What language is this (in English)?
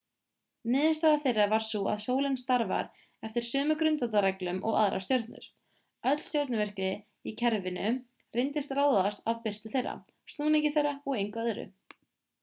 Icelandic